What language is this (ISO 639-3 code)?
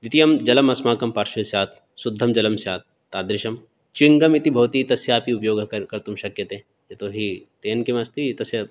san